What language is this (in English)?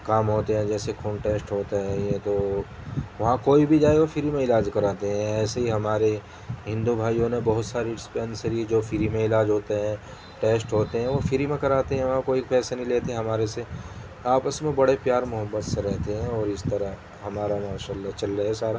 Urdu